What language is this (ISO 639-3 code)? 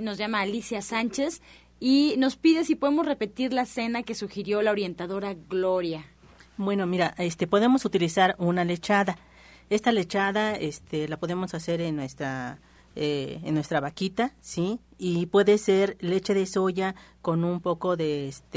spa